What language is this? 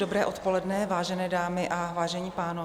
Czech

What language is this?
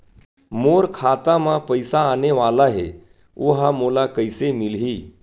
Chhattisgarhi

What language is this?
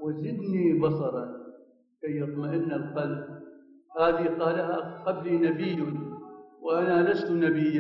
Arabic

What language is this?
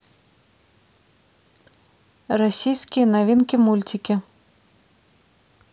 Russian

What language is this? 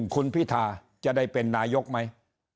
Thai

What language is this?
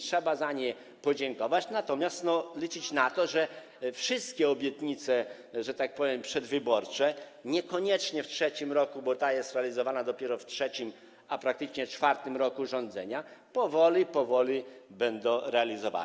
Polish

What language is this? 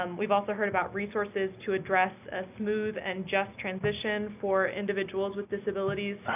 English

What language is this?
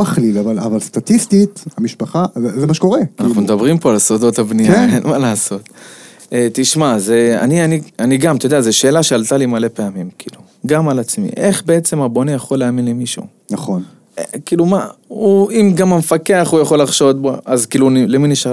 Hebrew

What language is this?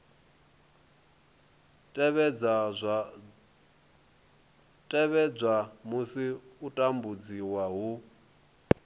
Venda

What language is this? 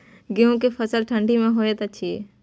Maithili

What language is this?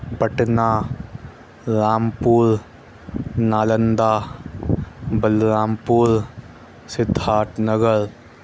Urdu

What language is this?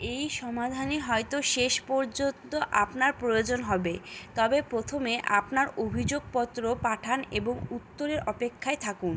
Bangla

